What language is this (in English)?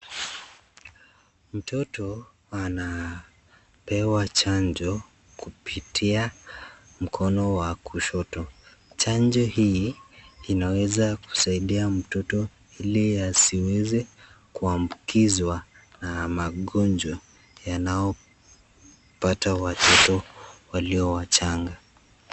Swahili